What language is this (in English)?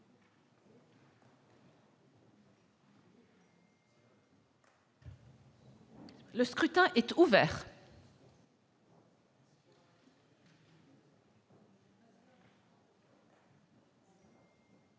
French